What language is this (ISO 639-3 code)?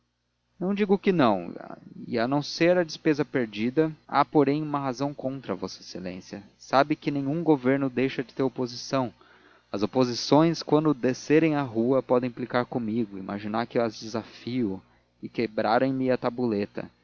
por